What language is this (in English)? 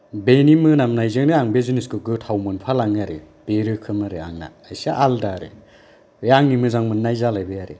Bodo